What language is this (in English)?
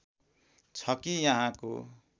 Nepali